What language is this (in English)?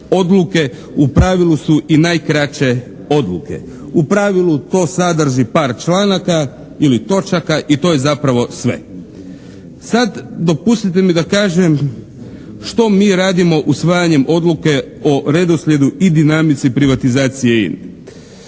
Croatian